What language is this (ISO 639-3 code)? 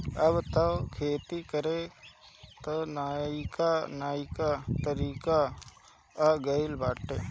bho